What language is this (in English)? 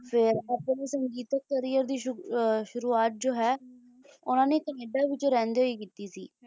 Punjabi